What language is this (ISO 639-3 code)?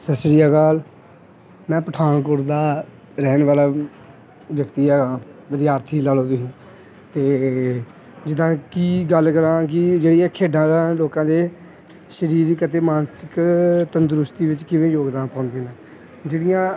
pan